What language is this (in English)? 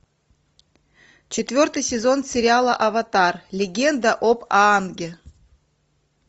Russian